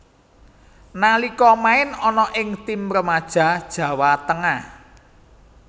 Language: Javanese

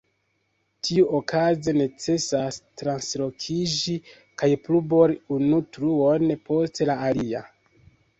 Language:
Esperanto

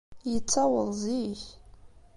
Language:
Kabyle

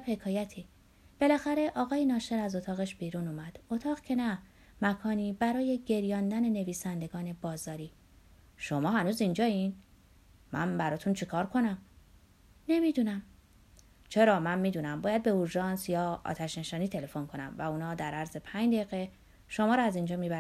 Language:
Persian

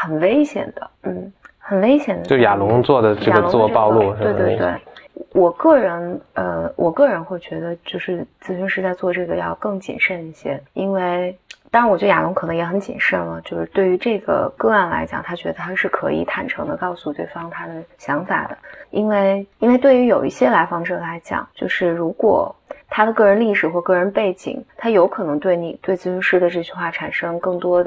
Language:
Chinese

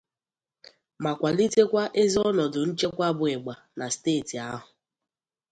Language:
Igbo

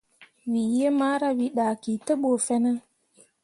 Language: Mundang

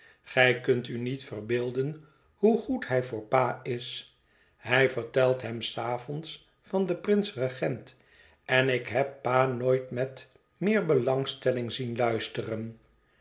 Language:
Dutch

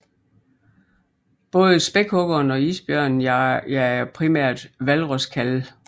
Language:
Danish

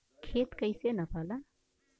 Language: Bhojpuri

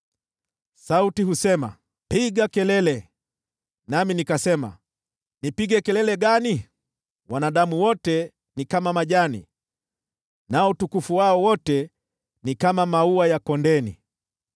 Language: Swahili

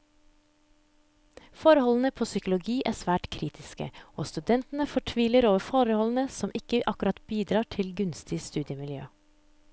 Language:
Norwegian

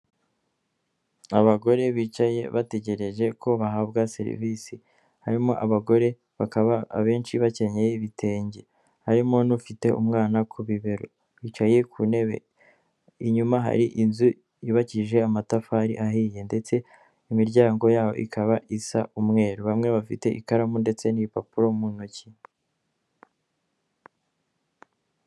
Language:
Kinyarwanda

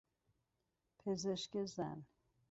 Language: Persian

